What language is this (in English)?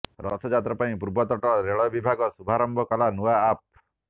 Odia